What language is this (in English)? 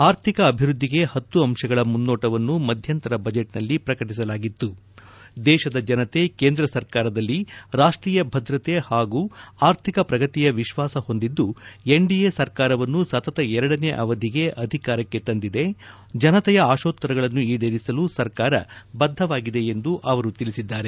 Kannada